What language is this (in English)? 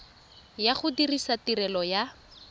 Tswana